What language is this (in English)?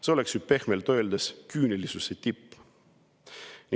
Estonian